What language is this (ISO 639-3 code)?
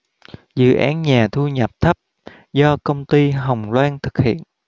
vie